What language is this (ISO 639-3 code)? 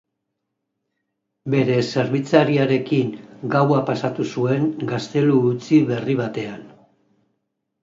eus